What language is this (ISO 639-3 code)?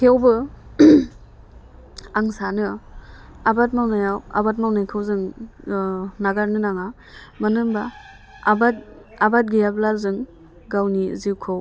brx